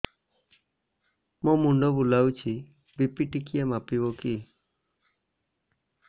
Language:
Odia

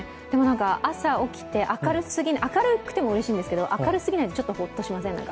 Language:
Japanese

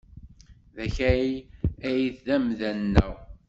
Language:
Kabyle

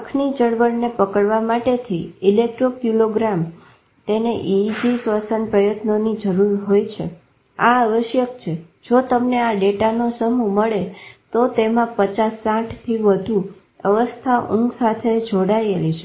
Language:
Gujarati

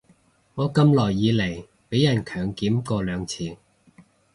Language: Cantonese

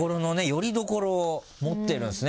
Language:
Japanese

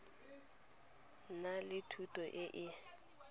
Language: Tswana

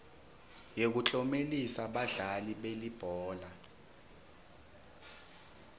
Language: Swati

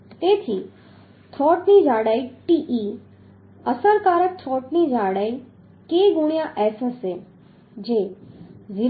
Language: Gujarati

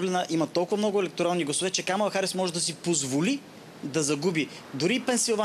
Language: Bulgarian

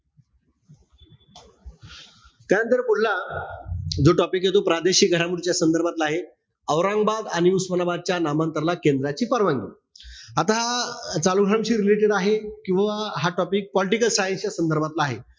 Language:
Marathi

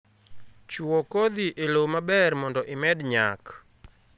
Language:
Luo (Kenya and Tanzania)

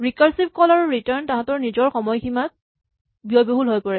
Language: Assamese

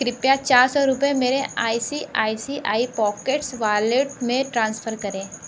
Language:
Hindi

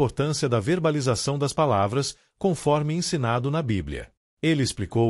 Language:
Portuguese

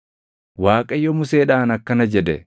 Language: Oromo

